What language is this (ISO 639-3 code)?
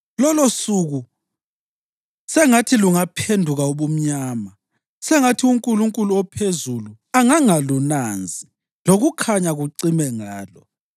nde